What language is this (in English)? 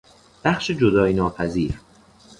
Persian